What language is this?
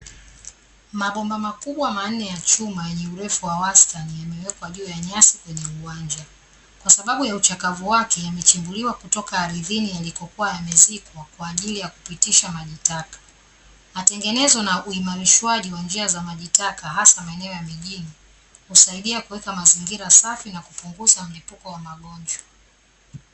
Swahili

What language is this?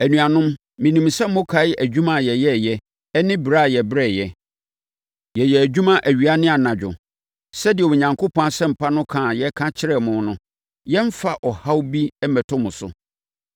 Akan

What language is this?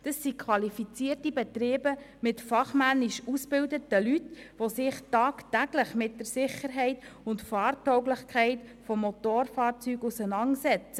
Swiss German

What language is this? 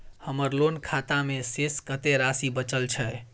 Maithili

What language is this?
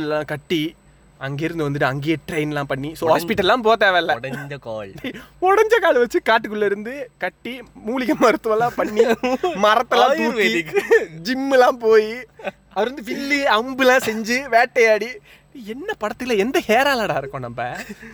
Tamil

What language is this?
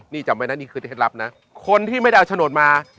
Thai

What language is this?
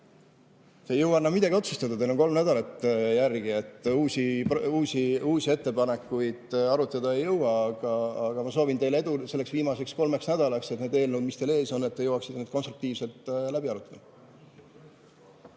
Estonian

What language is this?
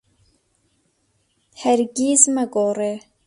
Central Kurdish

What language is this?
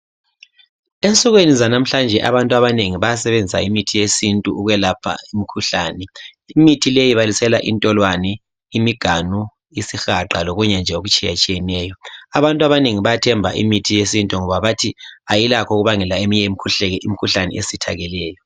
North Ndebele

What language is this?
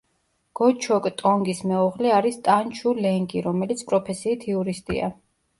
Georgian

